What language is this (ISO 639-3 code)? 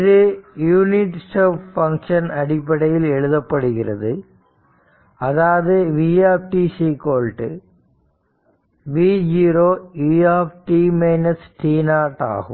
tam